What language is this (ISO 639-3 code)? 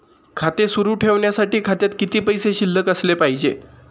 mar